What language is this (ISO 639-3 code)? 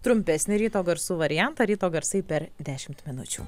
lit